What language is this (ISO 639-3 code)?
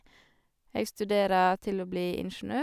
nor